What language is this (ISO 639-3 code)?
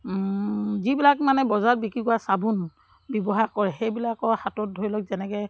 asm